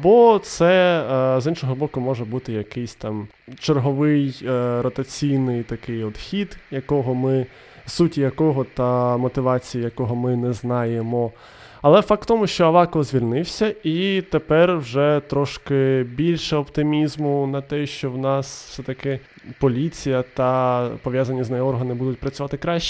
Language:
Ukrainian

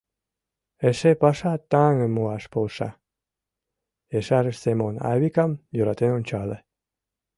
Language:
Mari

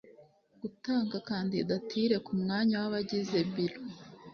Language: Kinyarwanda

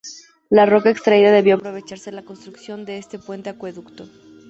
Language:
Spanish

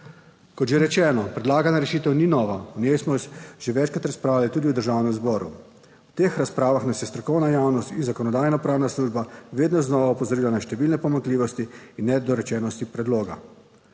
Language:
Slovenian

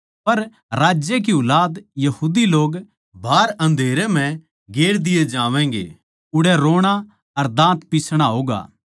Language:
Haryanvi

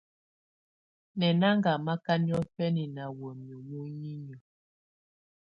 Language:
Tunen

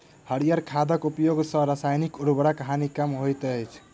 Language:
Maithili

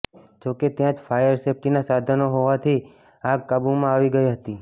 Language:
Gujarati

